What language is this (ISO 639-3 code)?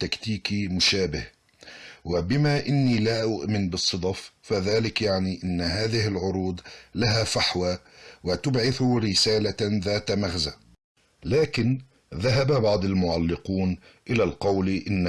ara